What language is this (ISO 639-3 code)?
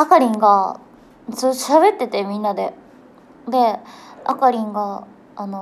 jpn